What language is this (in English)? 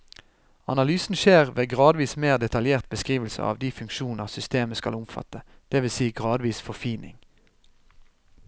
Norwegian